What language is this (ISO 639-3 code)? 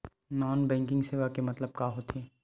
hne